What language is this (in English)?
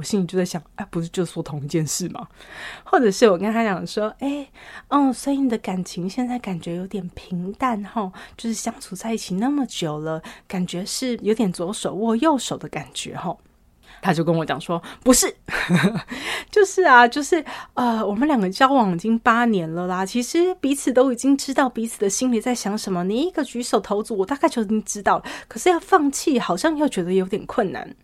Chinese